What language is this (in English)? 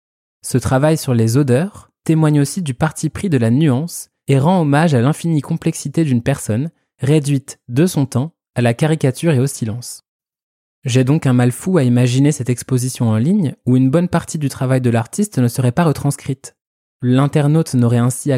French